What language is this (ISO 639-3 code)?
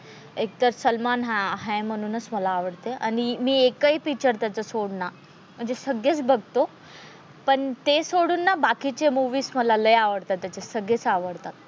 mar